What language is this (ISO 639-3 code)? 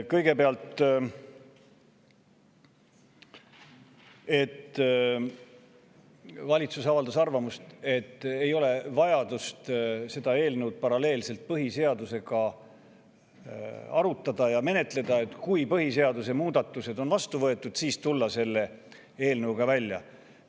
est